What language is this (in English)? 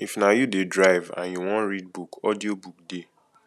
Nigerian Pidgin